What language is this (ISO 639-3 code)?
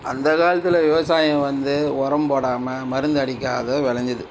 tam